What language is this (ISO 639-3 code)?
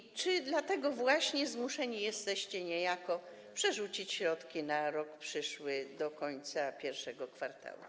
pol